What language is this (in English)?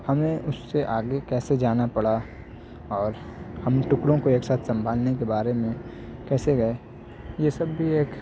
Urdu